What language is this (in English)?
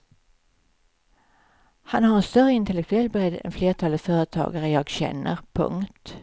Swedish